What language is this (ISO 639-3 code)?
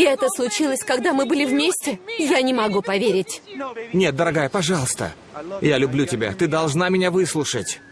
rus